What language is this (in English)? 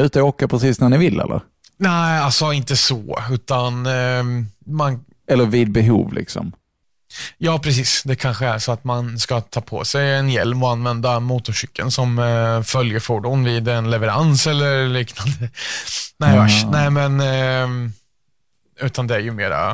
Swedish